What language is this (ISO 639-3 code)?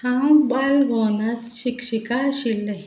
kok